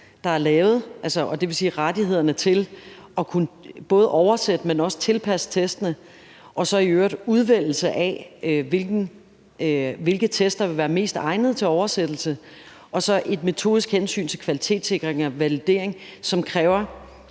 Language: Danish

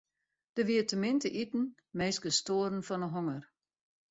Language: Western Frisian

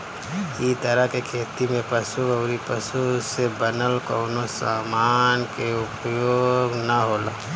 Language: Bhojpuri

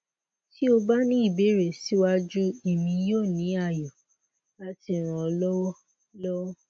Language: Yoruba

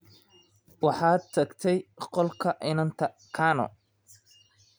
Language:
Somali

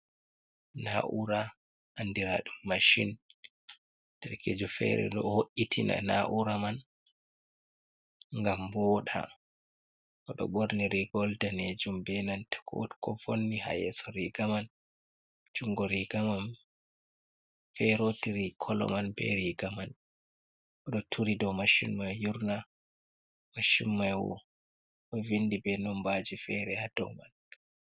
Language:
Fula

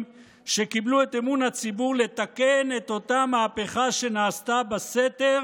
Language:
Hebrew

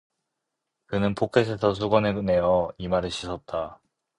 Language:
Korean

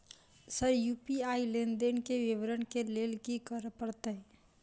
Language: Maithili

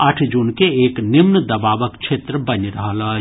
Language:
Maithili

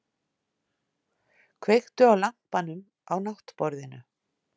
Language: Icelandic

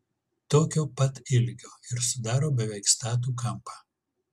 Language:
Lithuanian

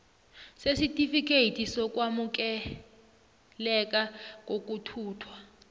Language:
South Ndebele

